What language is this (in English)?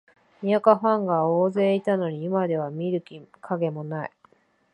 Japanese